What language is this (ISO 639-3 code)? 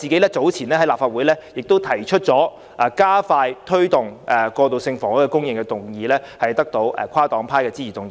yue